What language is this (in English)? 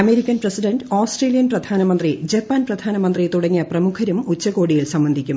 Malayalam